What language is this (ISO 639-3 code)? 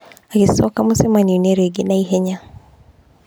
kik